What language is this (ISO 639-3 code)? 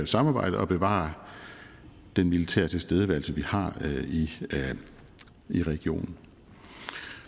dan